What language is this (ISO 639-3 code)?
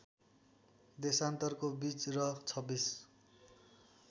nep